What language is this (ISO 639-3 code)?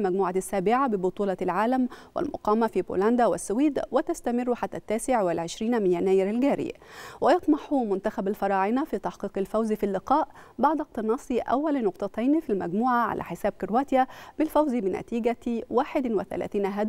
ara